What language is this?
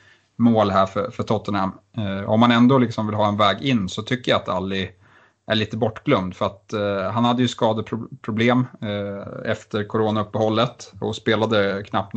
Swedish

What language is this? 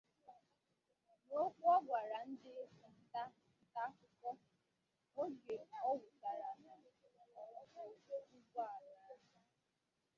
Igbo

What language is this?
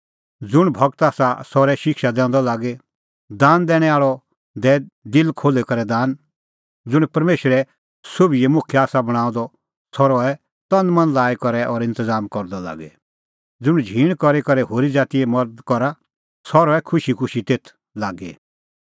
Kullu Pahari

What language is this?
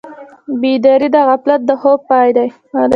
Pashto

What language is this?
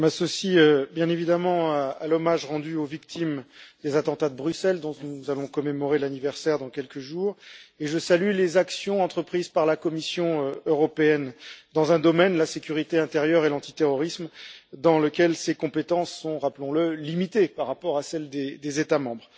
French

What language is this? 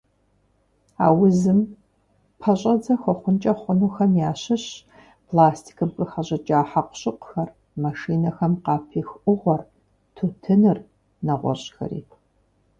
Kabardian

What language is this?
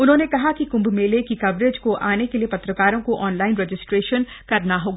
Hindi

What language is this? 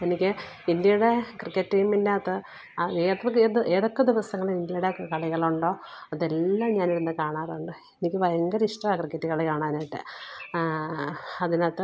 Malayalam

